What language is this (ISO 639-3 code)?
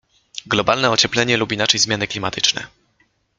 pol